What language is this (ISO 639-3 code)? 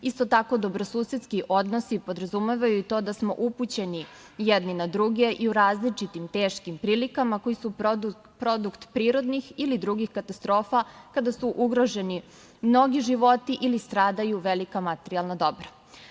srp